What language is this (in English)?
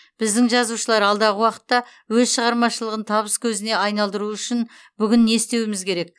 Kazakh